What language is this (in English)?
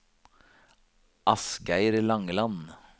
Norwegian